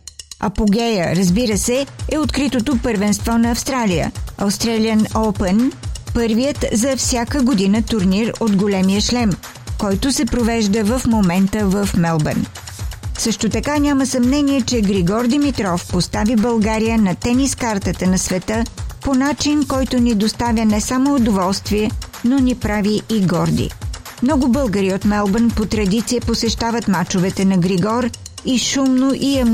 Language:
Bulgarian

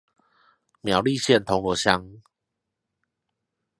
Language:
Chinese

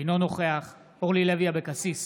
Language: Hebrew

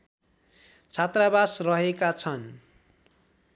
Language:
Nepali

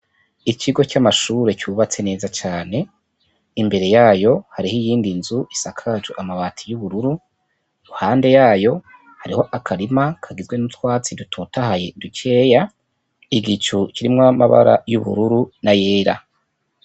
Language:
Rundi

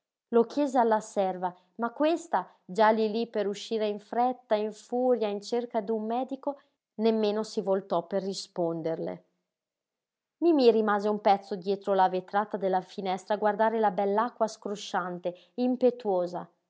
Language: Italian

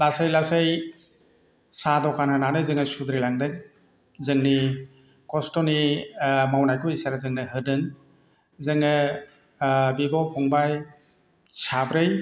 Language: Bodo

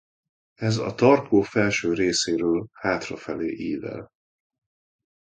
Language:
Hungarian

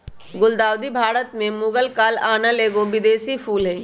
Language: Magahi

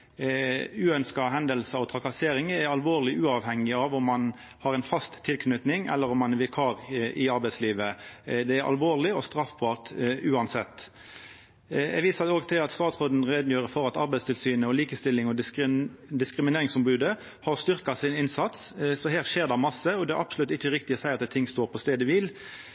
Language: Norwegian Nynorsk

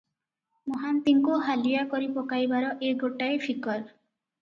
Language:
Odia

